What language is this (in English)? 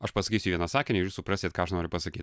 Lithuanian